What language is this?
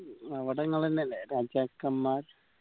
Malayalam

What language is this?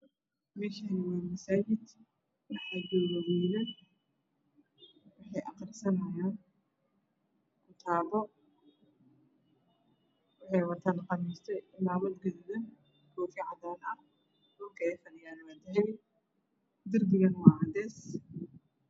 Somali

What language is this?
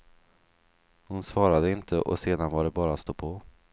Swedish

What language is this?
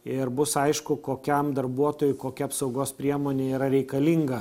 Lithuanian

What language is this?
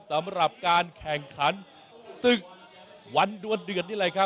Thai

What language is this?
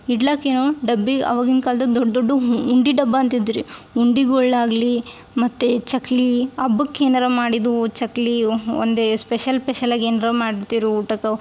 Kannada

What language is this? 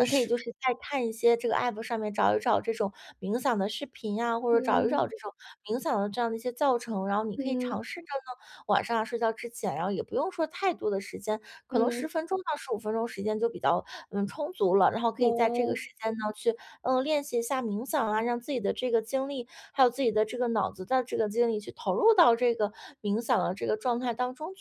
Chinese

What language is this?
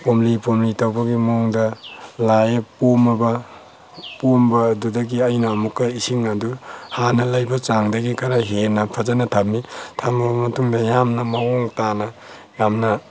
Manipuri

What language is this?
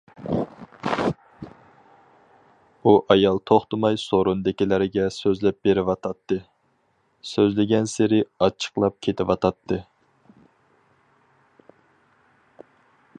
Uyghur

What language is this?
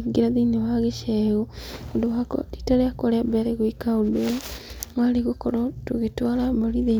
Kikuyu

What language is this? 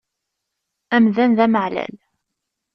Kabyle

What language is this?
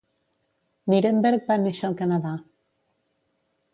Catalan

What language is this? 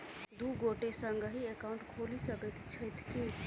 Maithili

